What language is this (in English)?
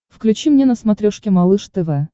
Russian